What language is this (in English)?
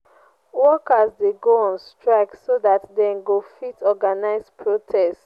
Nigerian Pidgin